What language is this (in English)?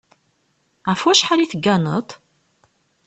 Kabyle